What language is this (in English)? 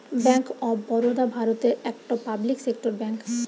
Bangla